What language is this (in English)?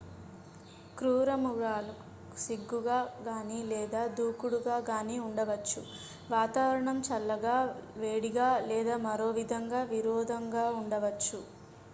Telugu